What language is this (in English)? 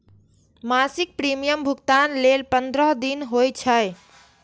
Maithili